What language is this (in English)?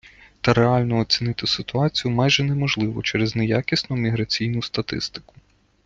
Ukrainian